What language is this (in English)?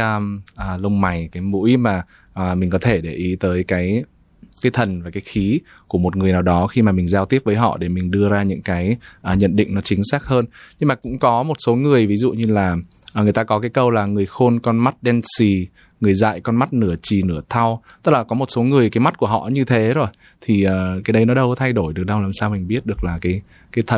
Vietnamese